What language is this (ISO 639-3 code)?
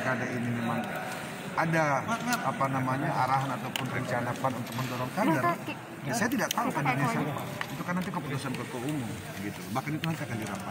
ind